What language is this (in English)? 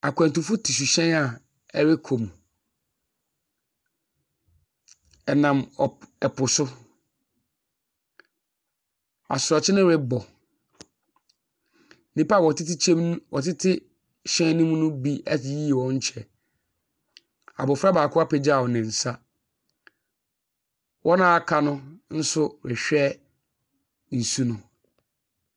Akan